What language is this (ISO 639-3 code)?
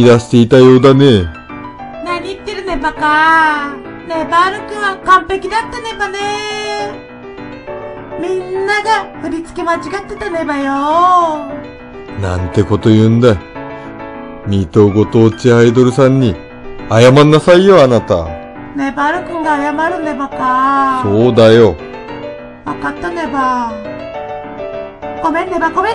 jpn